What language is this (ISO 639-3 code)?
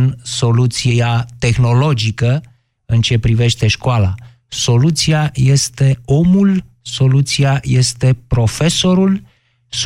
ron